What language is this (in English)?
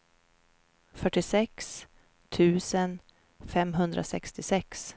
Swedish